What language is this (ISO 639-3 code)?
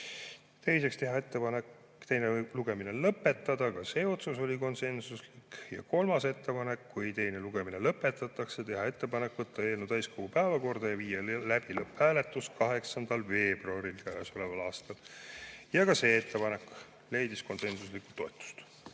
est